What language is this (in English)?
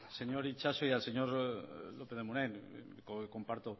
Spanish